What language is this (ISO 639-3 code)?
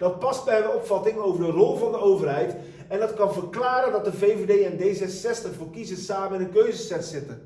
nld